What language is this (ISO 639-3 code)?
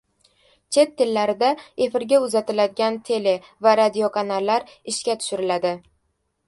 uzb